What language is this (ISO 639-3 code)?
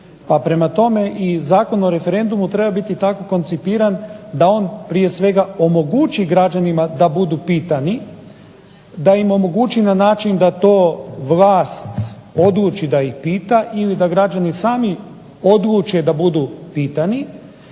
hrv